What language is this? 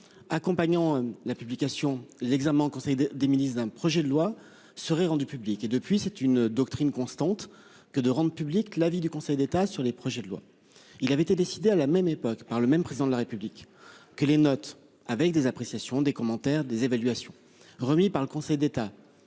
French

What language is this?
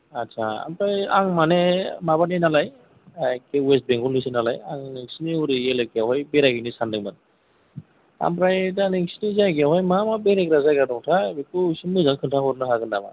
Bodo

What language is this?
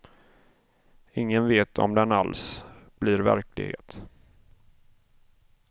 Swedish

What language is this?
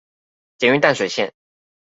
Chinese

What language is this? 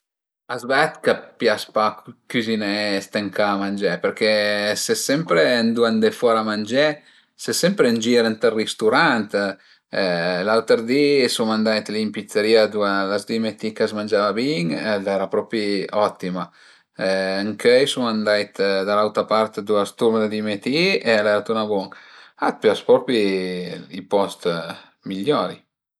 Piedmontese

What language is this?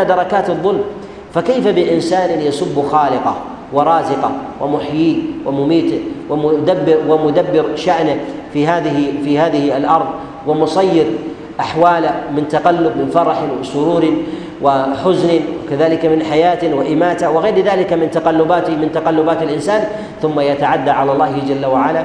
Arabic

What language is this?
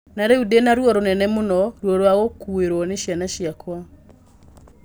Kikuyu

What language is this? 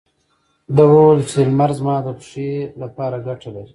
Pashto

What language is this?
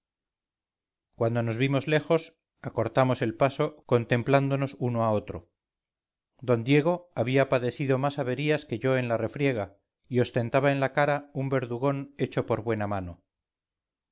Spanish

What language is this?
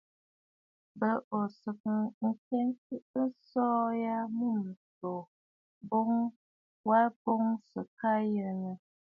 Bafut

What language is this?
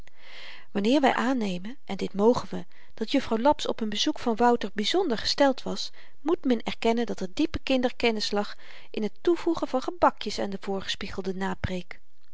Dutch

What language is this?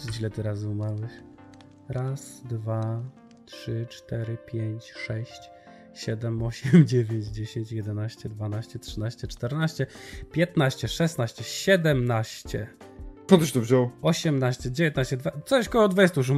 Polish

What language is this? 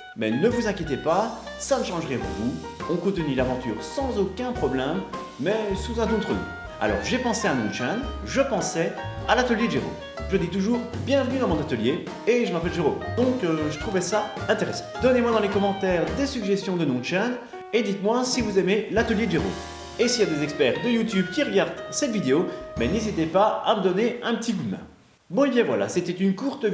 French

